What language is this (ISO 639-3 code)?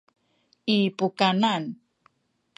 szy